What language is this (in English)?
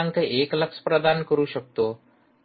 Marathi